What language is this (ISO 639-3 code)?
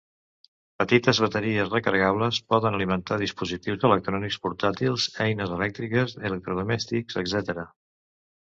cat